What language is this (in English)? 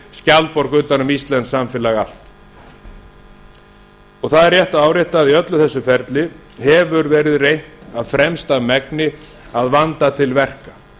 Icelandic